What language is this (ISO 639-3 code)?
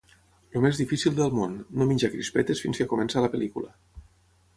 cat